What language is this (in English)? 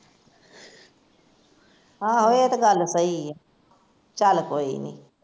Punjabi